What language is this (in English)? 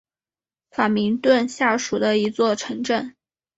Chinese